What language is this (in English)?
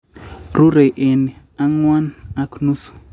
Kalenjin